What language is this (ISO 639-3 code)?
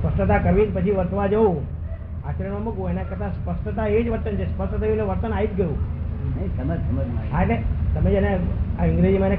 guj